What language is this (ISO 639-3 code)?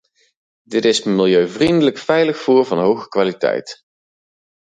nld